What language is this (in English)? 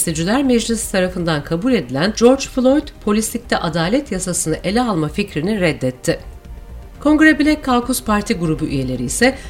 Turkish